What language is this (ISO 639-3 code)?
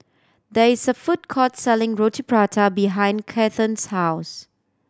eng